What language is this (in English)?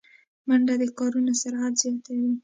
Pashto